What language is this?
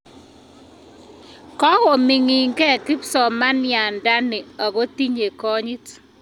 Kalenjin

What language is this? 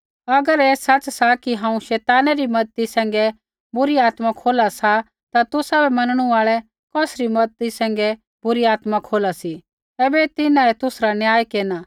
Kullu Pahari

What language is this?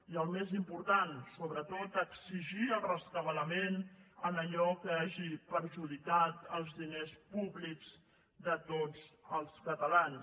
Catalan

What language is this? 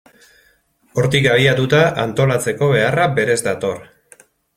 Basque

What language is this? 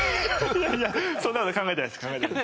Japanese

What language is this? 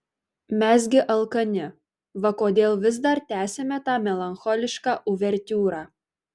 Lithuanian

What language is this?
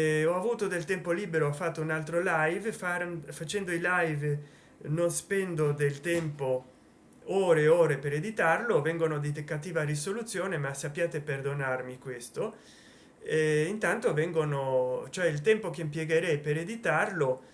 Italian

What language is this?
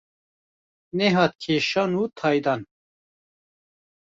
Kurdish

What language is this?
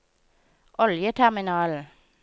Norwegian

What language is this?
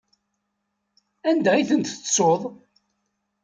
Kabyle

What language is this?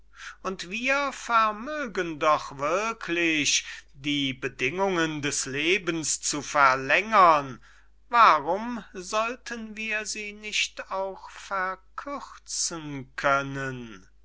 German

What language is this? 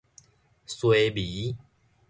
Min Nan Chinese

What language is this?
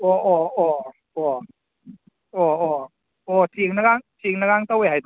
Manipuri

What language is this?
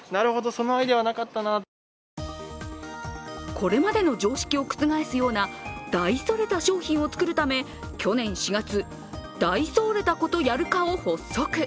Japanese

